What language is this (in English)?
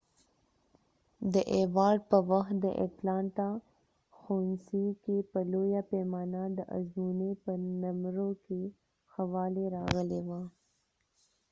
Pashto